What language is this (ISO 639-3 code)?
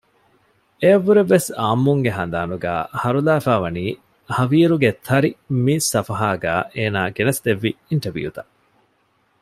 div